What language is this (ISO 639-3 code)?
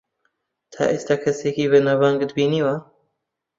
ckb